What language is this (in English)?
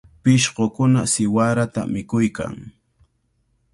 Cajatambo North Lima Quechua